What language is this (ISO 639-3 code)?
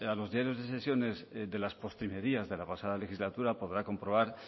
spa